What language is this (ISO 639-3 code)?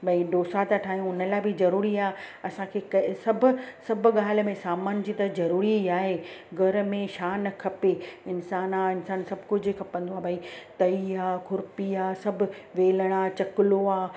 snd